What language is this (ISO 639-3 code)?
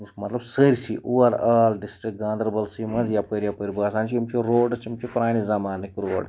kas